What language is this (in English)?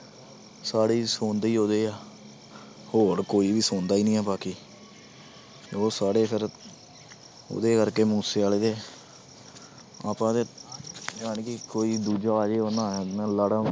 Punjabi